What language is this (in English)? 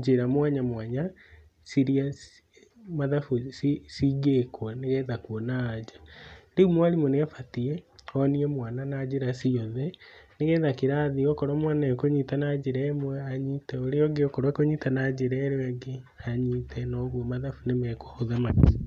Kikuyu